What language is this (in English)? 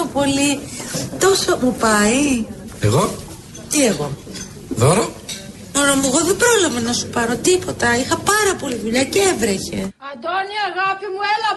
Greek